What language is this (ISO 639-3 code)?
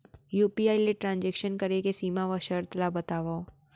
hne